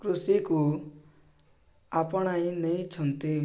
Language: Odia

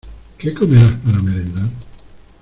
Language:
Spanish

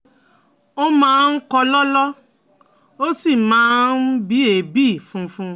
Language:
Yoruba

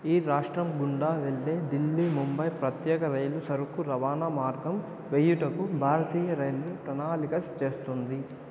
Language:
Telugu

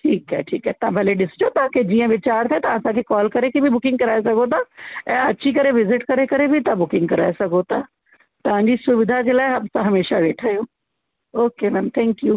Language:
Sindhi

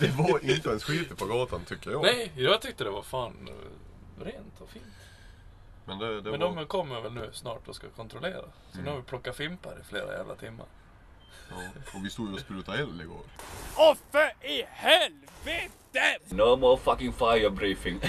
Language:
Swedish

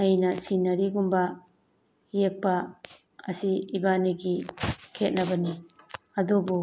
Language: Manipuri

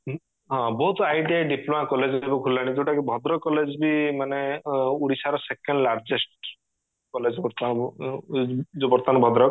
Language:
Odia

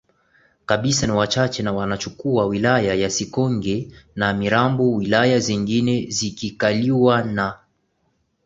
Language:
Swahili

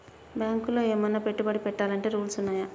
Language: Telugu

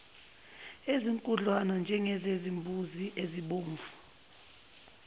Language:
Zulu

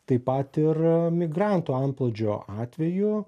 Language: Lithuanian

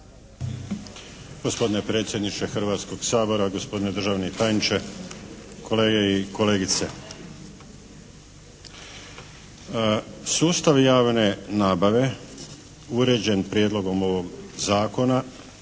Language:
Croatian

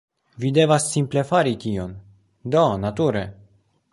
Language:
Esperanto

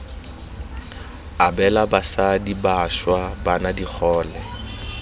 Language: Tswana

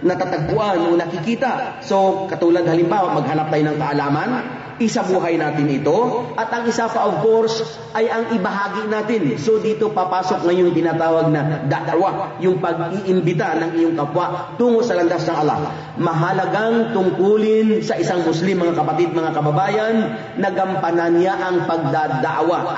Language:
Filipino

